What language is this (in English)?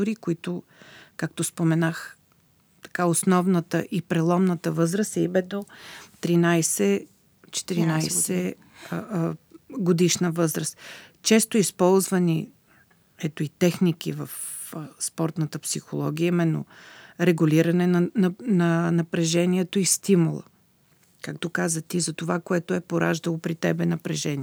Bulgarian